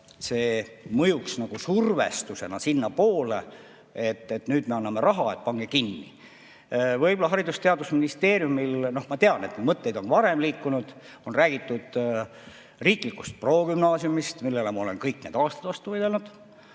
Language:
Estonian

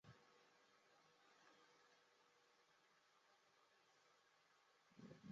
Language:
Chinese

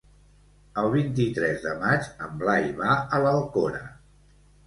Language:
Catalan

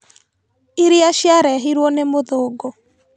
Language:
Kikuyu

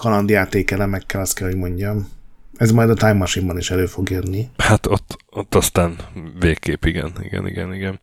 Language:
Hungarian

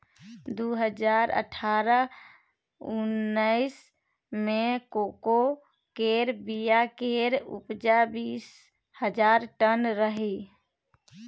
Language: Maithili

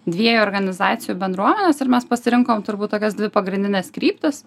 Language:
Lithuanian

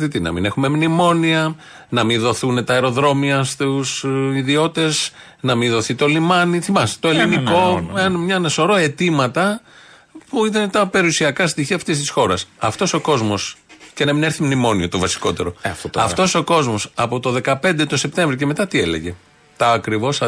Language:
Greek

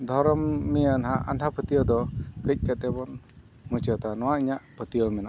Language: Santali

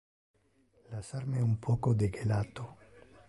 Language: Interlingua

